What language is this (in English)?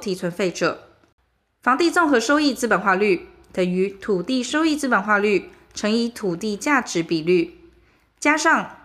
Chinese